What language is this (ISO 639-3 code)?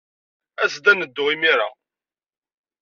kab